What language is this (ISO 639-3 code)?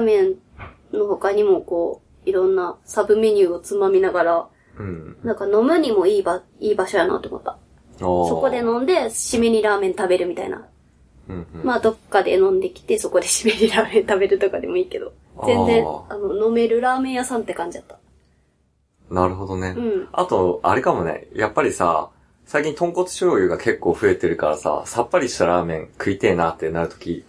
jpn